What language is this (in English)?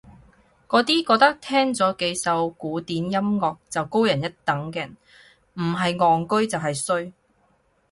Cantonese